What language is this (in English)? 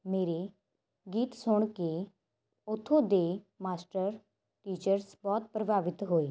Punjabi